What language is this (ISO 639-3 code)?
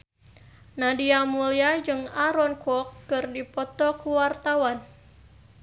sun